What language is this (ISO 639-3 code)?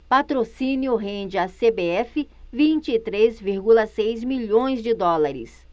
por